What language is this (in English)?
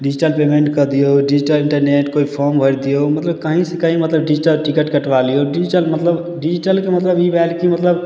Maithili